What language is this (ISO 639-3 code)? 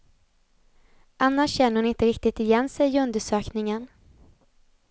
swe